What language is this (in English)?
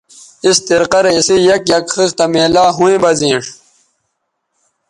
Bateri